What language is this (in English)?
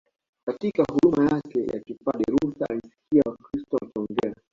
Swahili